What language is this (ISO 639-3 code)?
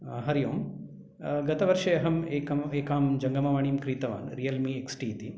san